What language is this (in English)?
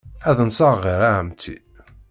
Kabyle